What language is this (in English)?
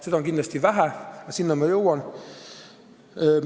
Estonian